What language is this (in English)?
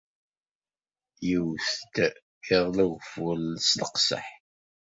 Kabyle